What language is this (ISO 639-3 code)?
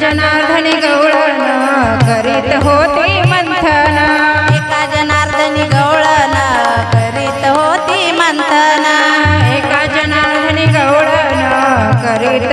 mar